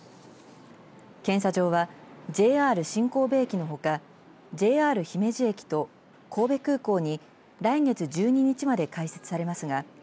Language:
Japanese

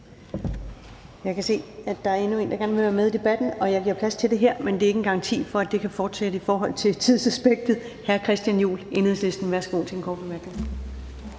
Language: Danish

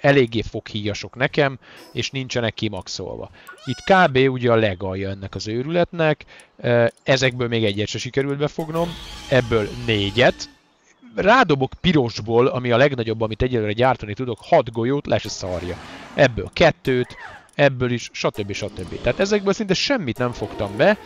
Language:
Hungarian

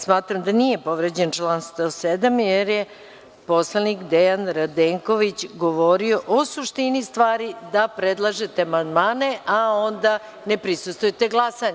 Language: Serbian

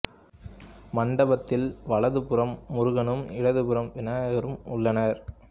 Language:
Tamil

